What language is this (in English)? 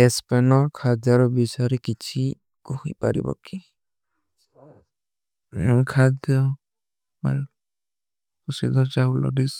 Kui (India)